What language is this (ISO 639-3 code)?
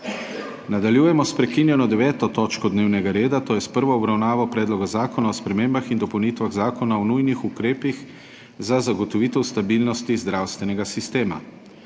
slv